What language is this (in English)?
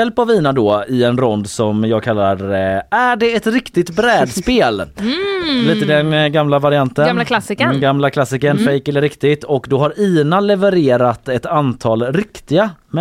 Swedish